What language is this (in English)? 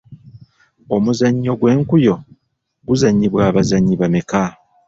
Ganda